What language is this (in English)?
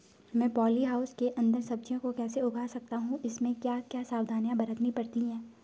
Hindi